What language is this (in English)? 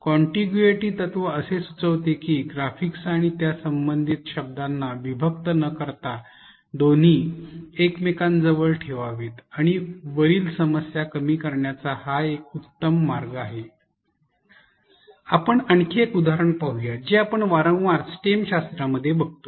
Marathi